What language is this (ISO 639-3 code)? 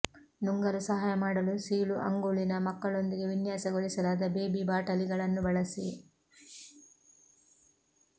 kan